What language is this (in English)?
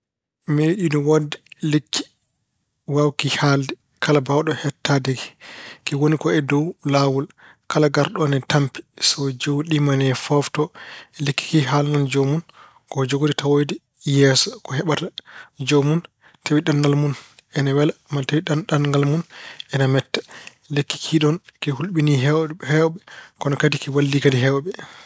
Fula